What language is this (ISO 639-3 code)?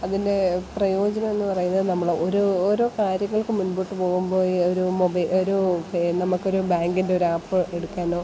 mal